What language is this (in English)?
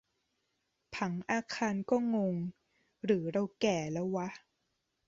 Thai